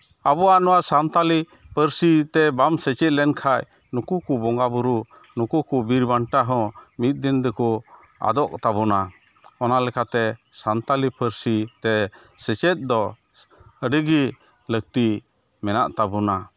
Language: Santali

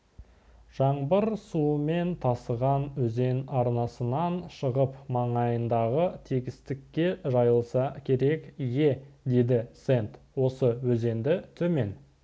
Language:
Kazakh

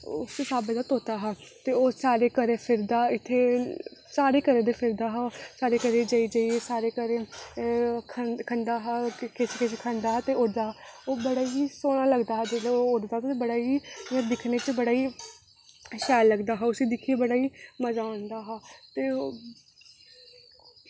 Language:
Dogri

